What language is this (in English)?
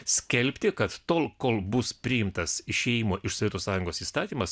Lithuanian